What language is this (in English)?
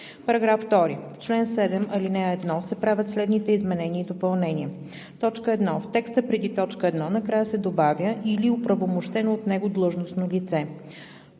Bulgarian